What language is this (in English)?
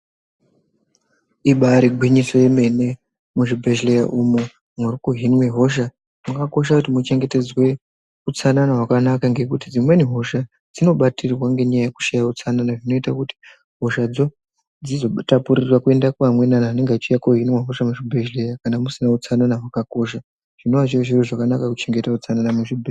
Ndau